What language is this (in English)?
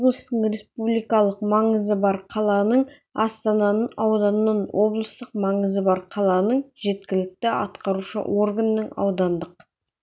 Kazakh